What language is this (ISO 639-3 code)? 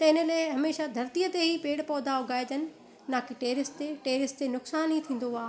snd